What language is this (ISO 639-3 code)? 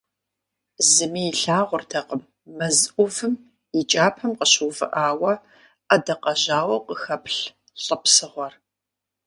kbd